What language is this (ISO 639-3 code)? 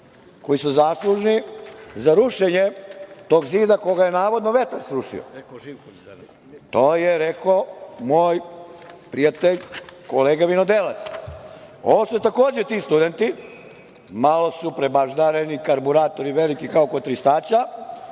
srp